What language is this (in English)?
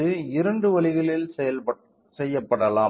Tamil